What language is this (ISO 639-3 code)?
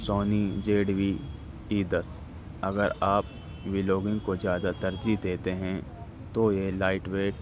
urd